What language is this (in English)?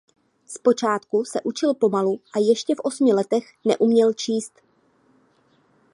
Czech